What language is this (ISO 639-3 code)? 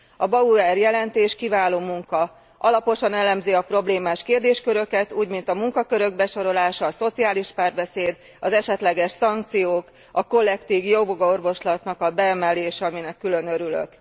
hun